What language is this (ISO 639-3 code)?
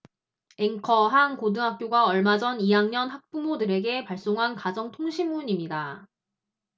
kor